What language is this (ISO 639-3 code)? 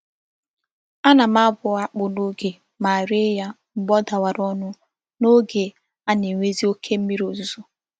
ibo